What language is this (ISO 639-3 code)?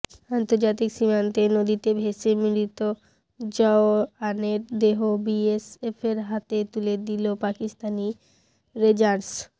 ben